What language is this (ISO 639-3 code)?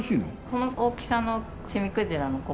jpn